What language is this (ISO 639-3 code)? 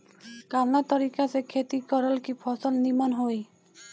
bho